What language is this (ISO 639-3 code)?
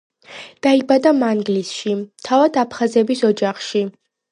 kat